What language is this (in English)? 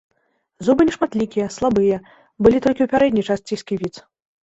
Belarusian